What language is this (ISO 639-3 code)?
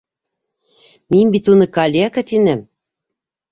bak